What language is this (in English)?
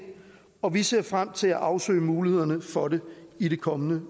Danish